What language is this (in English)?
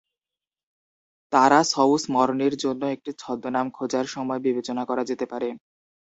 Bangla